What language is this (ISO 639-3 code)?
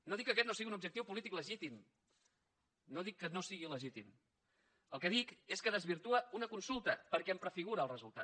cat